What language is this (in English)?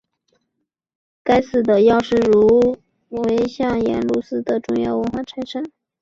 Chinese